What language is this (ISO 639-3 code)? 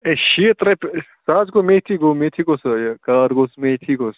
kas